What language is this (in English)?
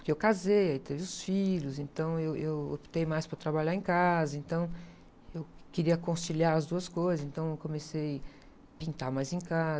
Portuguese